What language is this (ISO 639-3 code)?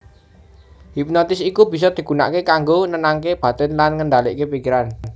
jav